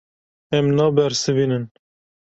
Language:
Kurdish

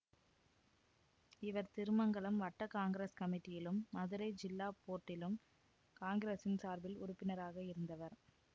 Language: Tamil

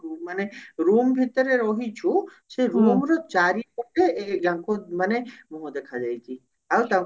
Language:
Odia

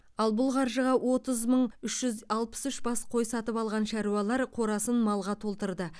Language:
Kazakh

